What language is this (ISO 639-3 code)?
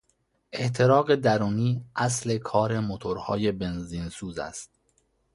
fas